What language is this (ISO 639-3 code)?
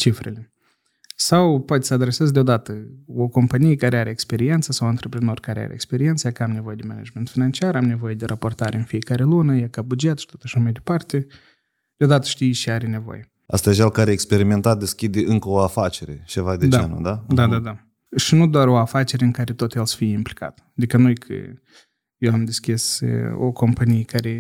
ron